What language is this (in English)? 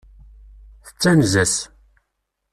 Kabyle